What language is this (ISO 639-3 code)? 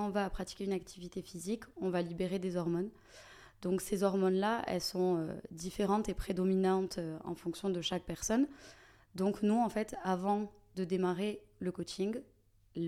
fra